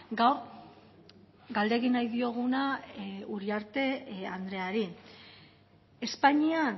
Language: Basque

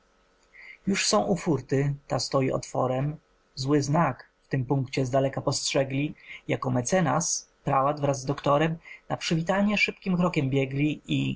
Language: Polish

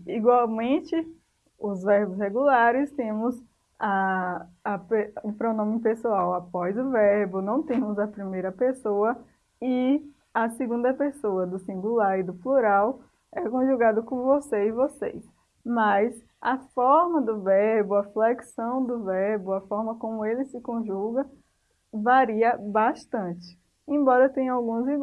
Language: Portuguese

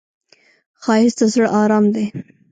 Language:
Pashto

